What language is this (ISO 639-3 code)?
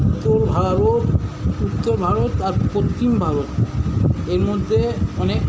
ben